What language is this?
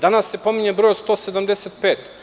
Serbian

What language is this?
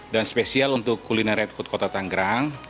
Indonesian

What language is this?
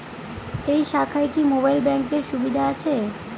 Bangla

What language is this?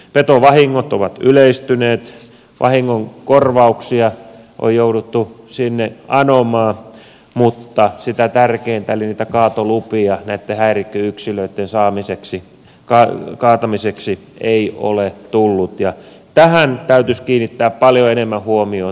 Finnish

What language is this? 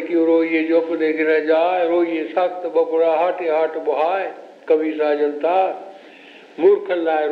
Hindi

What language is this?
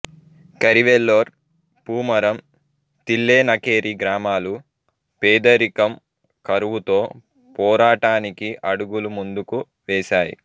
Telugu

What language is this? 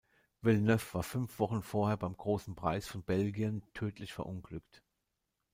German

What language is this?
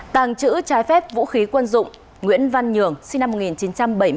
Vietnamese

